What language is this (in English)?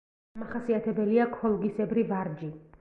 Georgian